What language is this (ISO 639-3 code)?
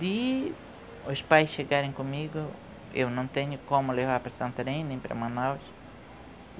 por